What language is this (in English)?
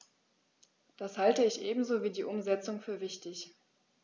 German